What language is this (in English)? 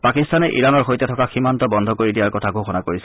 Assamese